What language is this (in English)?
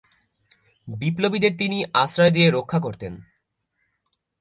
Bangla